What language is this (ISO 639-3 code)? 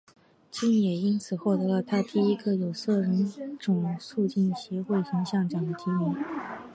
zho